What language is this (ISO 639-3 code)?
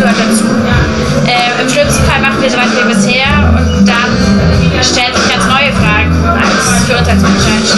deu